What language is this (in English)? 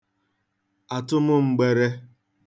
Igbo